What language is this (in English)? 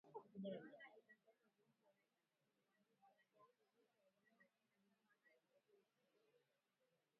Swahili